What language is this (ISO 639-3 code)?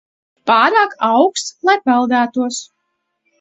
lav